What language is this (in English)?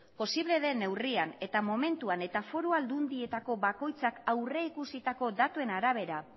Basque